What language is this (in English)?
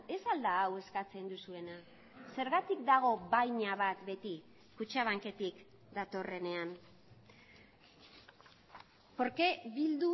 Basque